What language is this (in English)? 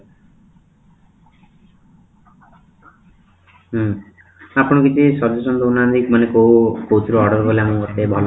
Odia